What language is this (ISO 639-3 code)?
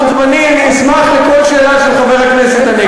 heb